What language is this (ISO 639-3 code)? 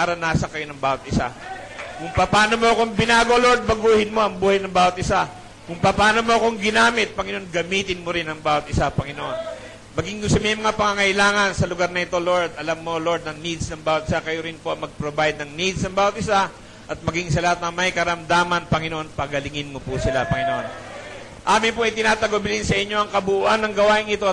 fil